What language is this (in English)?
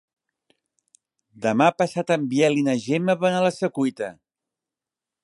Catalan